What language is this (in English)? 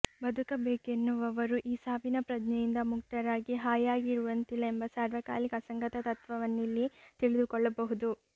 Kannada